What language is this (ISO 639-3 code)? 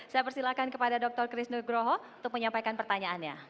ind